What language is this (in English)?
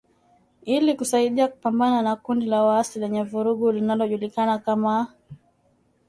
Swahili